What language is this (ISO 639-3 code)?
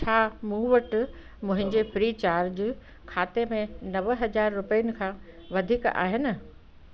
snd